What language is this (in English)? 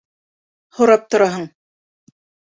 Bashkir